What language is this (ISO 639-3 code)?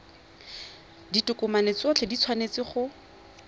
tsn